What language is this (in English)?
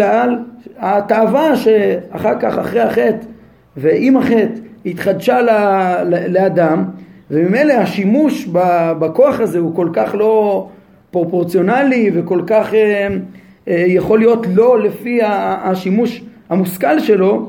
Hebrew